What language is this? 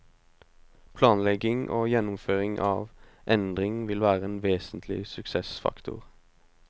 Norwegian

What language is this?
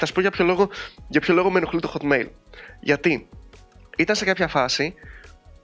Greek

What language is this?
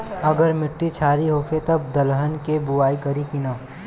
Bhojpuri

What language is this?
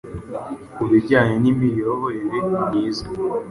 Kinyarwanda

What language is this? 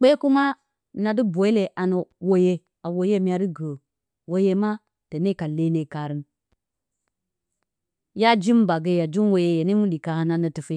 Bacama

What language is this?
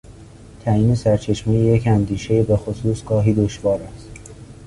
Persian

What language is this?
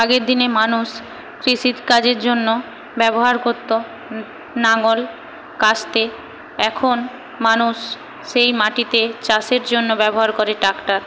Bangla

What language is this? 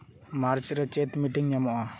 Santali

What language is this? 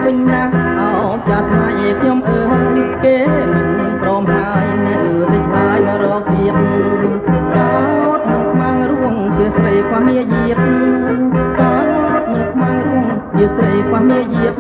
Thai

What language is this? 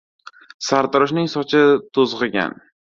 Uzbek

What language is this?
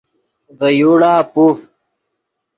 Yidgha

